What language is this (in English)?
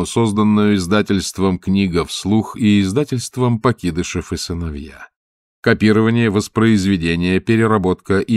Russian